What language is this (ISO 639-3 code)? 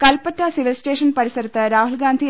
mal